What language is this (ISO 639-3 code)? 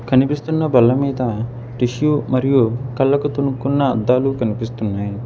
tel